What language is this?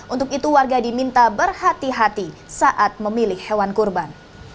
Indonesian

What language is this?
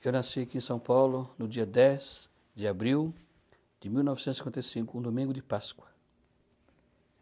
Portuguese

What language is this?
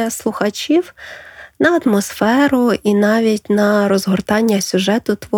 Ukrainian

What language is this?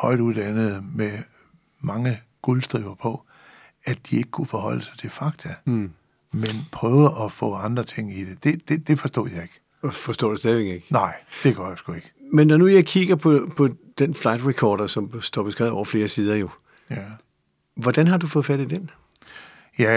Danish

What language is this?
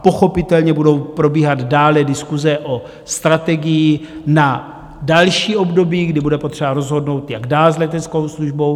Czech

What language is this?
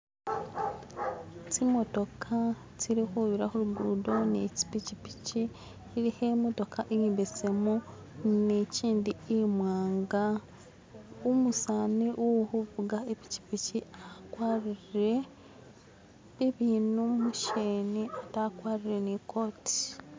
Masaaba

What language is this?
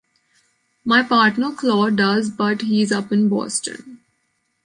English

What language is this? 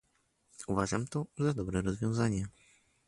Polish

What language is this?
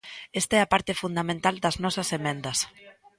Galician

